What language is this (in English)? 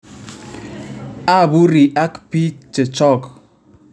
Kalenjin